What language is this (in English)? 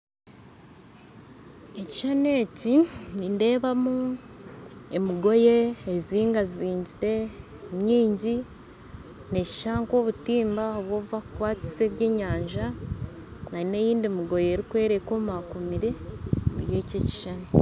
Nyankole